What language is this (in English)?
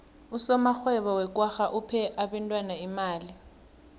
South Ndebele